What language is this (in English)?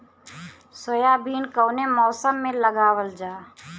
Bhojpuri